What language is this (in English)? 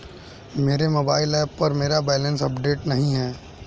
Hindi